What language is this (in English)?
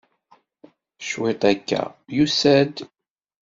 Kabyle